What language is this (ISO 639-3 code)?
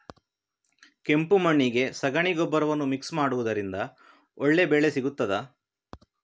kan